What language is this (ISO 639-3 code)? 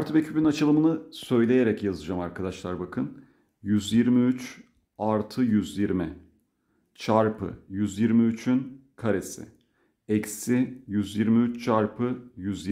tur